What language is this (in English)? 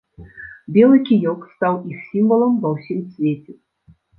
Belarusian